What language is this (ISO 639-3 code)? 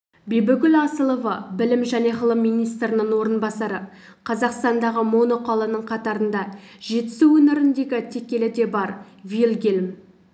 kaz